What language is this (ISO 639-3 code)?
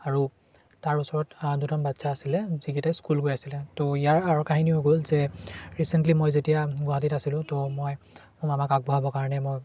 asm